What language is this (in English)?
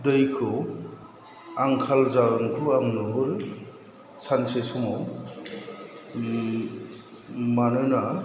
Bodo